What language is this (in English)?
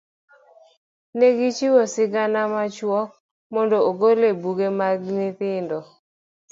Luo (Kenya and Tanzania)